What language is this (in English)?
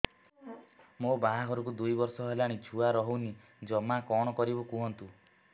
Odia